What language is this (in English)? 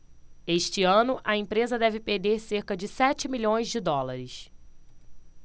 Portuguese